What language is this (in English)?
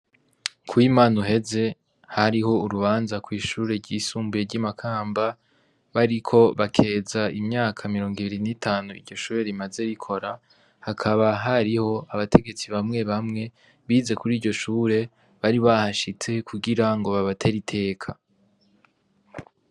Rundi